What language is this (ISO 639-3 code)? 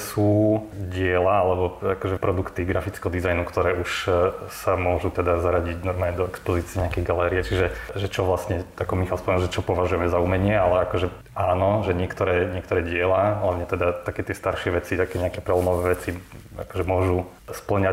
slk